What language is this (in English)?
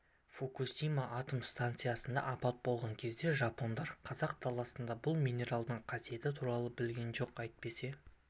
Kazakh